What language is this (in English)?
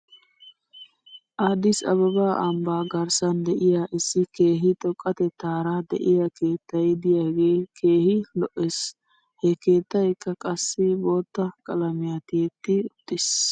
Wolaytta